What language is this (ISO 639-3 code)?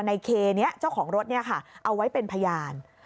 tha